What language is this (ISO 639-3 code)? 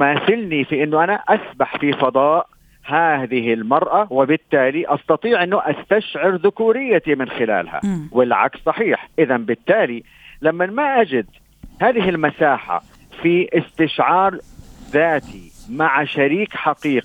ara